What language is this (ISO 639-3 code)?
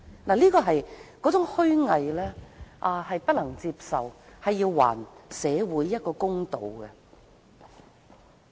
yue